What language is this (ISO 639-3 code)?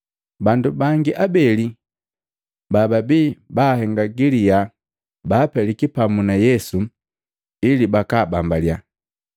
mgv